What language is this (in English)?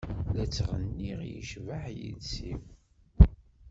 Kabyle